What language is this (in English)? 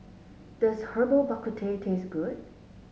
English